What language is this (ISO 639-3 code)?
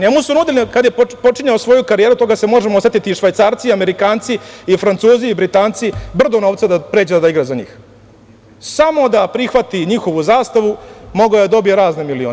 srp